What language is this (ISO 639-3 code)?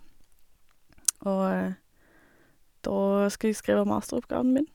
nor